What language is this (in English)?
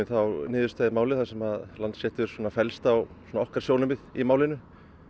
Icelandic